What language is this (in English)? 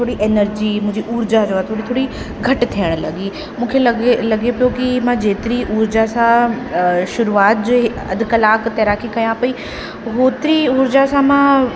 Sindhi